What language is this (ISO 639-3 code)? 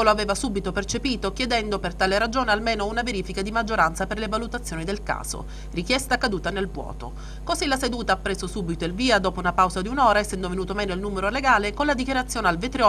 ita